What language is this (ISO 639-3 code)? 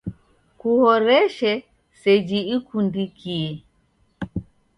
dav